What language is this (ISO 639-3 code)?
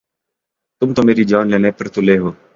urd